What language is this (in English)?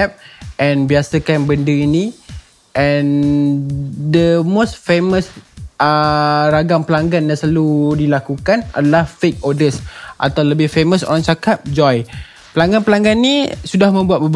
Malay